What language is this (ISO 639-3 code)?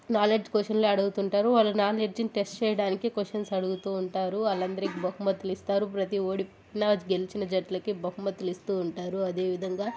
tel